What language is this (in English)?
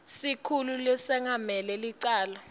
Swati